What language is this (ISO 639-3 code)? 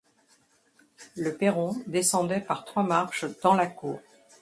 fra